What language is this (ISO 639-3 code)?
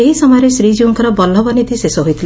ori